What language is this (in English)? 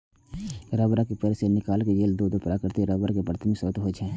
Maithili